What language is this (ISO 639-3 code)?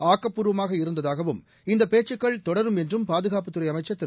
tam